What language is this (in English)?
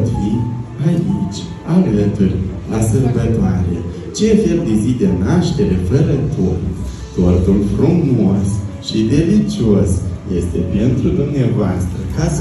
Romanian